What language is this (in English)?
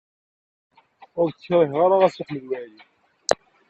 Kabyle